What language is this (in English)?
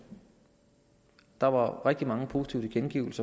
Danish